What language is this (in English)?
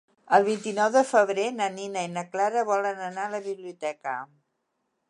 Catalan